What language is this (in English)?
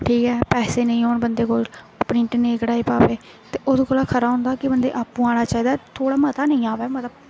Dogri